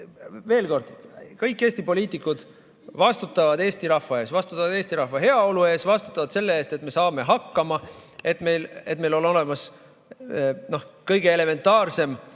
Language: Estonian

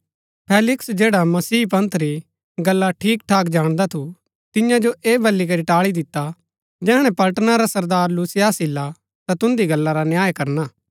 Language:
Gaddi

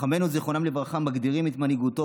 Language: Hebrew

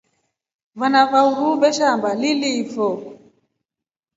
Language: Rombo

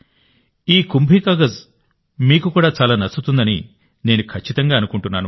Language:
Telugu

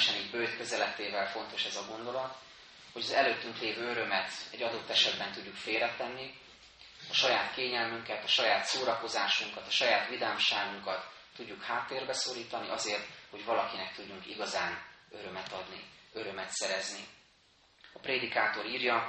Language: Hungarian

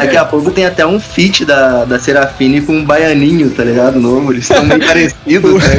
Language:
Portuguese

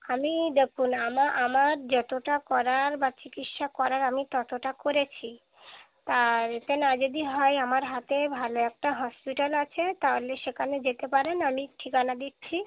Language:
Bangla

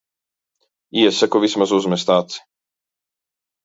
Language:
Latvian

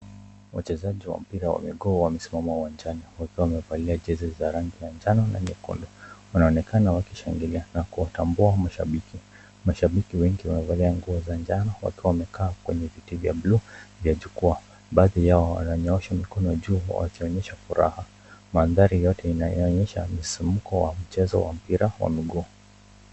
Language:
Swahili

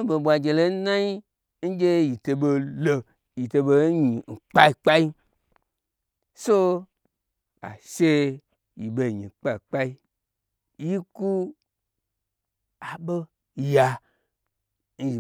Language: Gbagyi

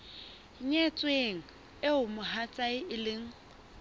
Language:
Southern Sotho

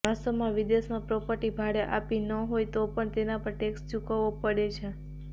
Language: Gujarati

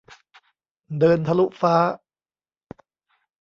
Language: Thai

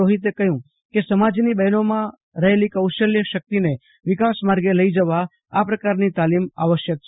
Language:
Gujarati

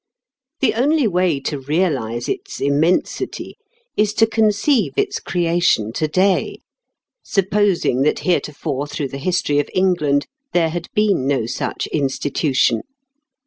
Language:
English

